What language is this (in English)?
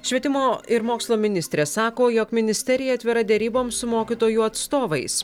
Lithuanian